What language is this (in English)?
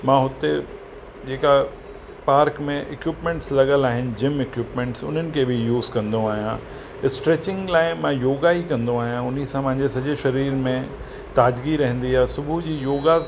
Sindhi